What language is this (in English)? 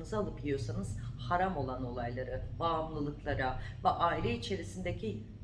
Turkish